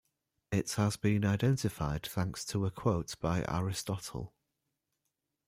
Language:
English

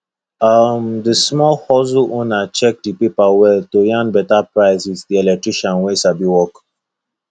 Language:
Nigerian Pidgin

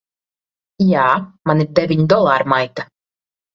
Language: Latvian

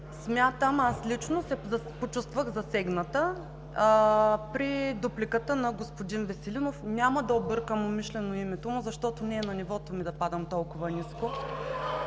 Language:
Bulgarian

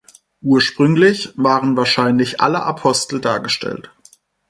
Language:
German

